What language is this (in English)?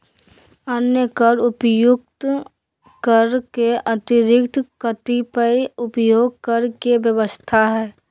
Magahi